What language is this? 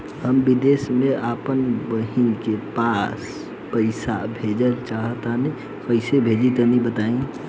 Bhojpuri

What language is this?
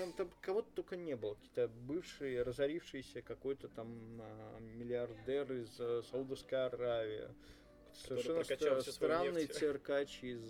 Russian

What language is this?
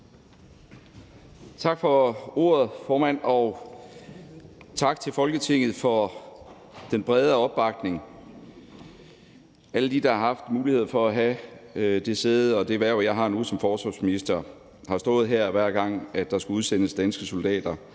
Danish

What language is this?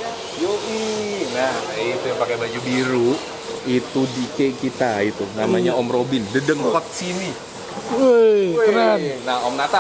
Indonesian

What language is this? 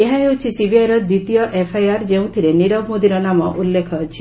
Odia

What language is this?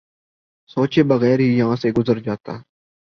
Urdu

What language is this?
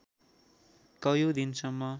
Nepali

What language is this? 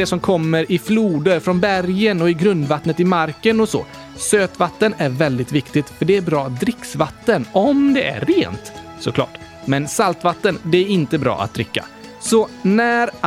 Swedish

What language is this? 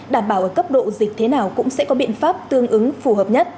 Vietnamese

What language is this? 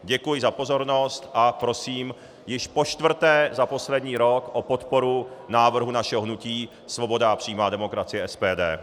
Czech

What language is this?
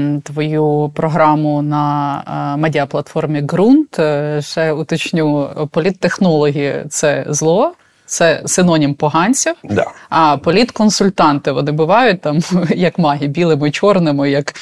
Ukrainian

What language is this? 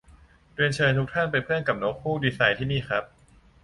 Thai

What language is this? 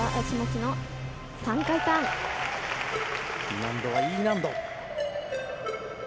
Japanese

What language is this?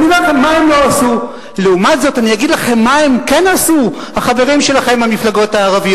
Hebrew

